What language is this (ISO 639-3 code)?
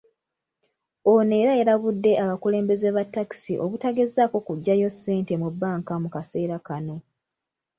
lug